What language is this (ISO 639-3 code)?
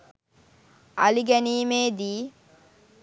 sin